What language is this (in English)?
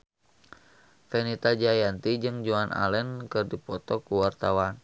Sundanese